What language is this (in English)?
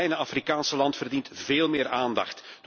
Dutch